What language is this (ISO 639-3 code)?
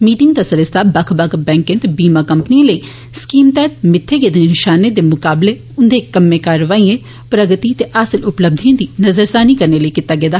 doi